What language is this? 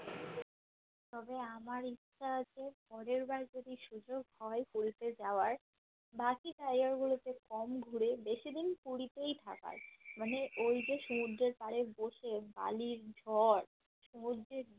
Bangla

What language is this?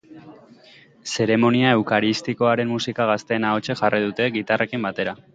Basque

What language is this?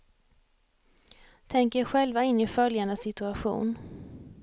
Swedish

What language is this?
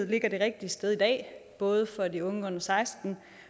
Danish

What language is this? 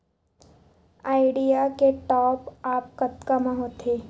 Chhattisgarhi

